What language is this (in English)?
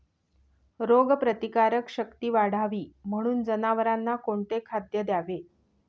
Marathi